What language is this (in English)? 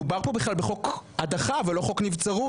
Hebrew